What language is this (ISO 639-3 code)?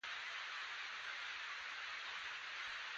pus